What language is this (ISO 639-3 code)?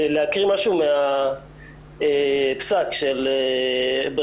heb